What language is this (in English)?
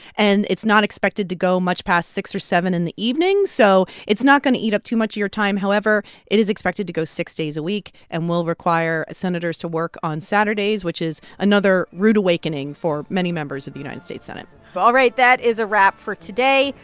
English